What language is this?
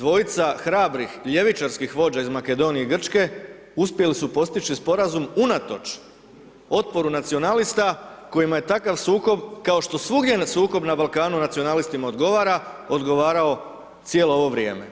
Croatian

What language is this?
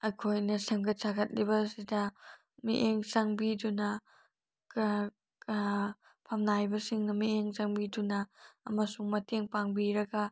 Manipuri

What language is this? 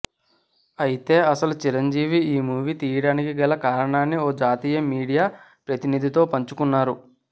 Telugu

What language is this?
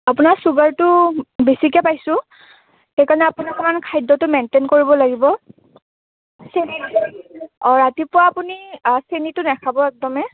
Assamese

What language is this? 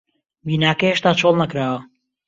Central Kurdish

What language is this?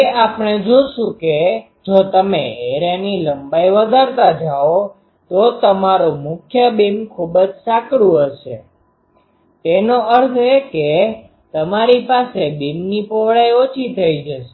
Gujarati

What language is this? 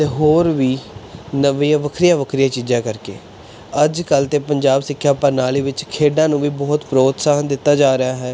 Punjabi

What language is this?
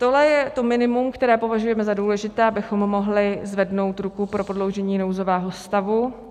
Czech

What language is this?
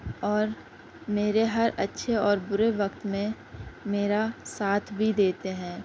Urdu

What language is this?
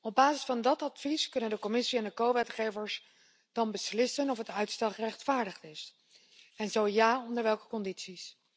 Dutch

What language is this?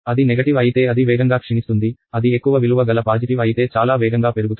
Telugu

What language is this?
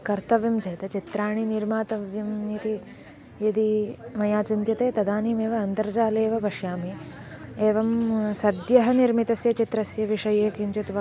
Sanskrit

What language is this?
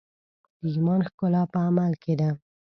Pashto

